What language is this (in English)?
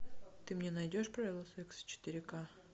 Russian